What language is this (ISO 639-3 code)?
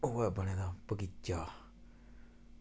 doi